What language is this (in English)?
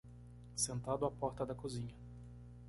Portuguese